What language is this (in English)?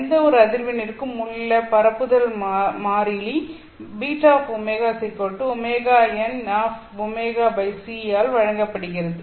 Tamil